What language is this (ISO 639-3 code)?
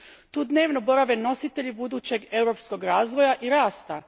hrv